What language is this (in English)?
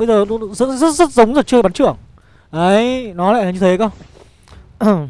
Vietnamese